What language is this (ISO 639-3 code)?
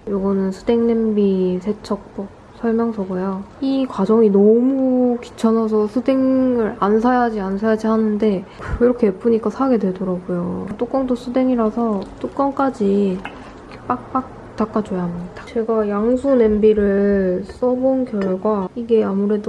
kor